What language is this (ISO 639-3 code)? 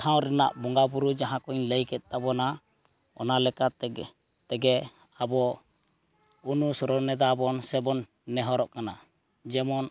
sat